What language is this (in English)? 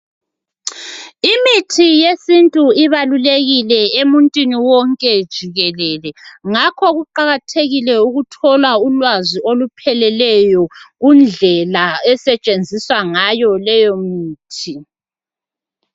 North Ndebele